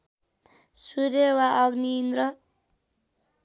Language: Nepali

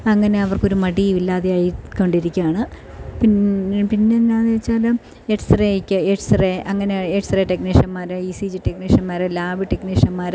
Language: Malayalam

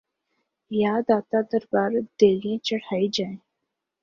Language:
Urdu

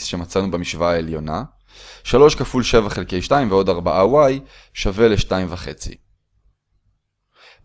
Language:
Hebrew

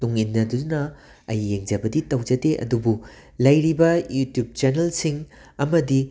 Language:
Manipuri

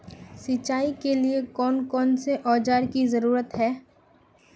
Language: Magahi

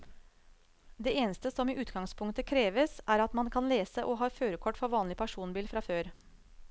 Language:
Norwegian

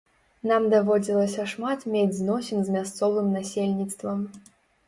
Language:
Belarusian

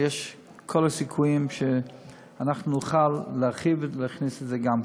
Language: Hebrew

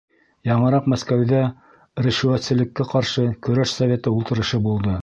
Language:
Bashkir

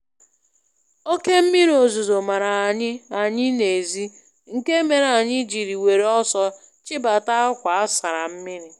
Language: Igbo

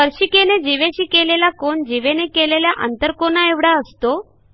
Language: Marathi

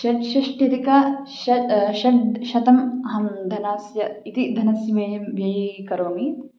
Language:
Sanskrit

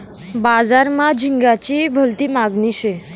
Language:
Marathi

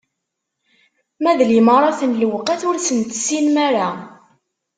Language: Kabyle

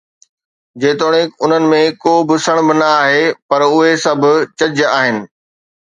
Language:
Sindhi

